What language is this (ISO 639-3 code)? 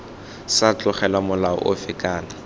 tsn